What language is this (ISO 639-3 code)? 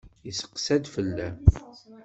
kab